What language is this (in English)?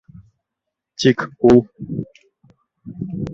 Bashkir